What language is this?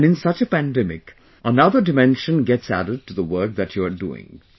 English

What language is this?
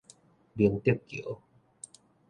Min Nan Chinese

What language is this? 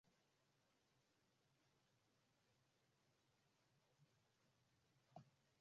Swahili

